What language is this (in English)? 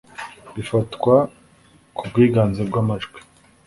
Kinyarwanda